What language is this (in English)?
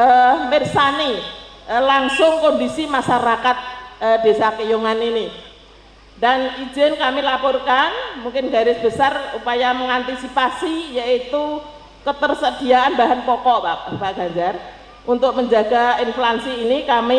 Indonesian